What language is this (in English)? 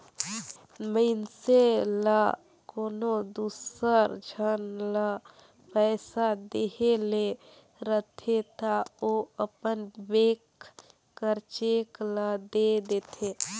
Chhattisgarhi